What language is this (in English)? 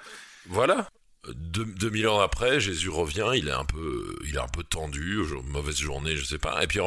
French